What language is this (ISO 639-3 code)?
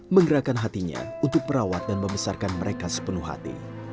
ind